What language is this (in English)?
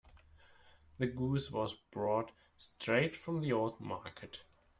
English